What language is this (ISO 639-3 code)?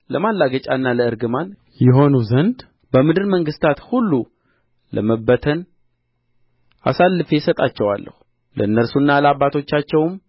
amh